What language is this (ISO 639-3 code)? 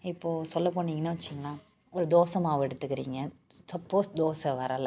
tam